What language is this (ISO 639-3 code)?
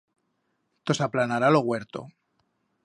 arg